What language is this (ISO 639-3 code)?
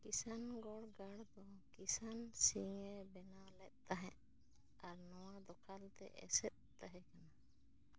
sat